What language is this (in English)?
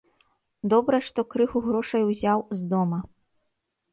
Belarusian